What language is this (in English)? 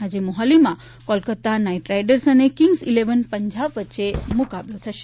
Gujarati